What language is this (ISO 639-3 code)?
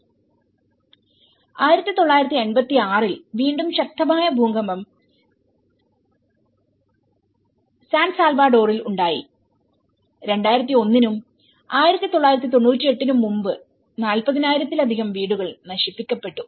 mal